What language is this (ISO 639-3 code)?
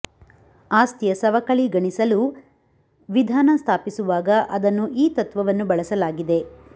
kan